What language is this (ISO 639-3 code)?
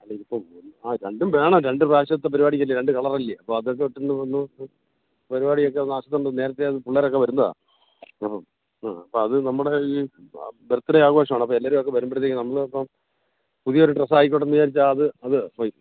mal